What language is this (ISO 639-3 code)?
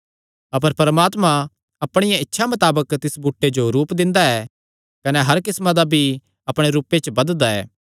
xnr